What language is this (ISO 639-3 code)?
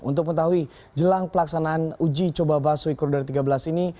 ind